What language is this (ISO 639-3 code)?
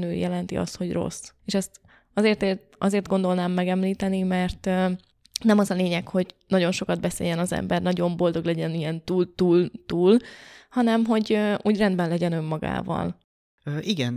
hun